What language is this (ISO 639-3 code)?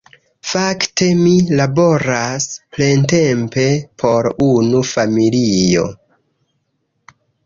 epo